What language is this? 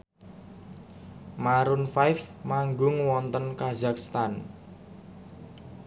Javanese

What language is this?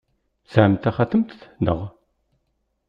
Kabyle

